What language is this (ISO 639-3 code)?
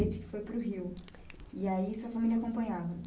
por